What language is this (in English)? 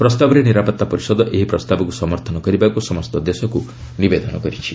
Odia